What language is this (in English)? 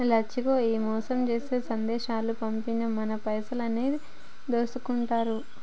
Telugu